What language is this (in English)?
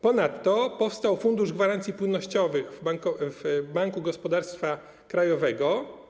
Polish